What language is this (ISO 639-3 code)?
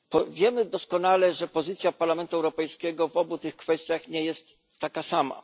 pol